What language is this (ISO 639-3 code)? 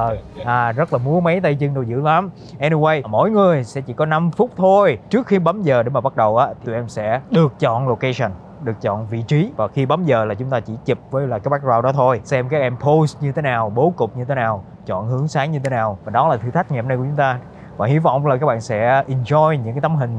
vie